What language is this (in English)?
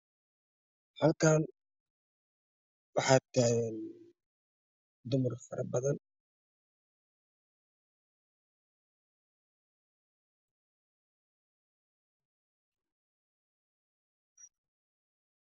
Somali